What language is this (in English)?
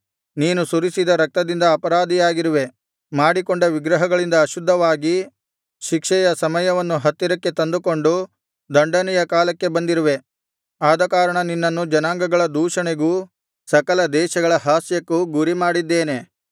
Kannada